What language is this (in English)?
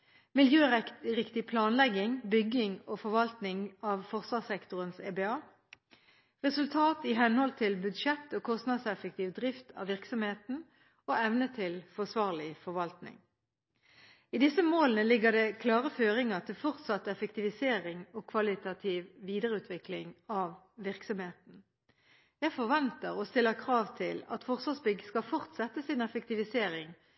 Norwegian Bokmål